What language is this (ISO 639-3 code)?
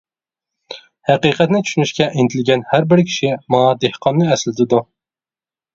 uig